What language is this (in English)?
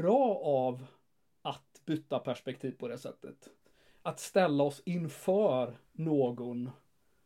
Swedish